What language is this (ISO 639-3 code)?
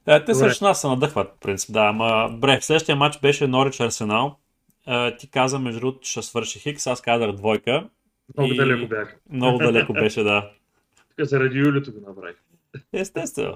bul